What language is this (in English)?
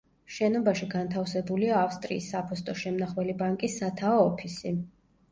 Georgian